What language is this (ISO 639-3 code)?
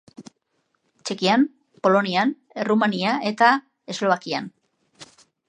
eus